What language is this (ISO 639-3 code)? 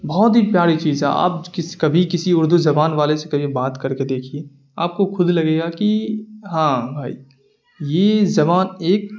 urd